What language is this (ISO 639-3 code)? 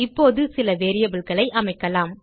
tam